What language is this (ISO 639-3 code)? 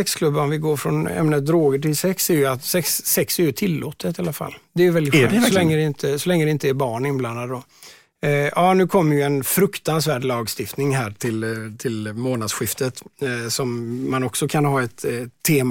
swe